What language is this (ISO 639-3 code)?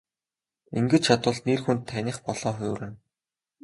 mon